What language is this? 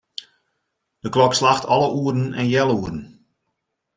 Western Frisian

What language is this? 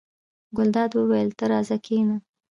Pashto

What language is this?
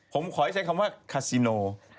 Thai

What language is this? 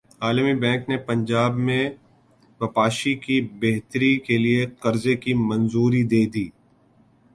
Urdu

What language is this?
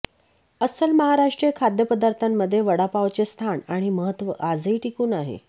Marathi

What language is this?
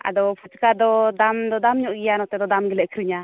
Santali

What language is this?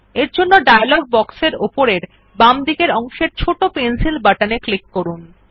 Bangla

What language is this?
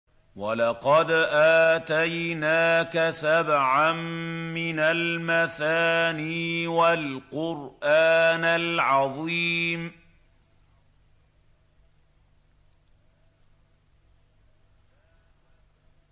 Arabic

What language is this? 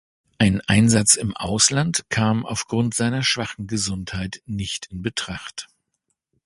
German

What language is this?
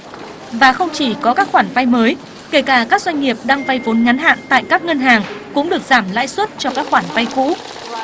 Vietnamese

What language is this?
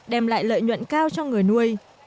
Vietnamese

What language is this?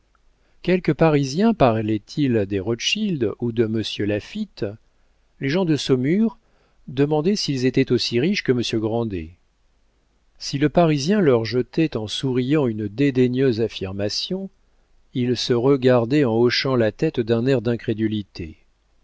French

